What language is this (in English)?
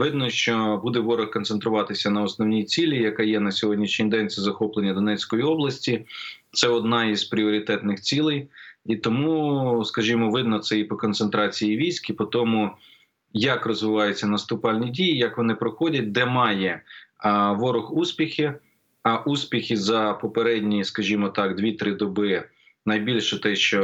Ukrainian